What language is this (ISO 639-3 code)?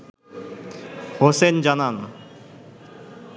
ben